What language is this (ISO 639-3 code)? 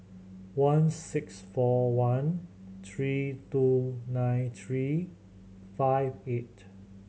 eng